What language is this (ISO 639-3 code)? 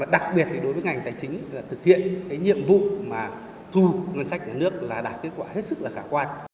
vie